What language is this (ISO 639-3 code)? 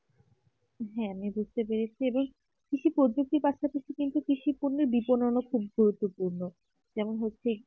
ben